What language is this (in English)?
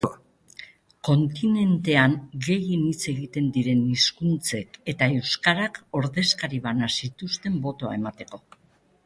Basque